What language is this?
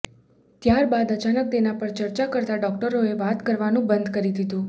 Gujarati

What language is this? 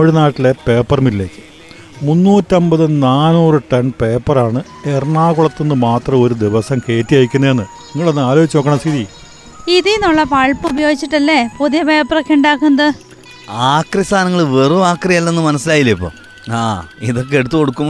Malayalam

